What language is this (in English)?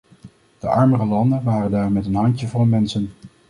Dutch